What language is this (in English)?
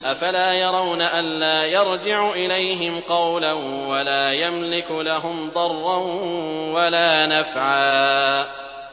Arabic